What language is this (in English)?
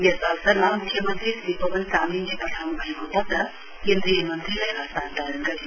Nepali